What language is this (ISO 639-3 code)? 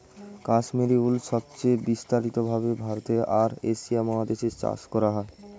ben